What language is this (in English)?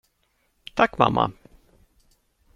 Swedish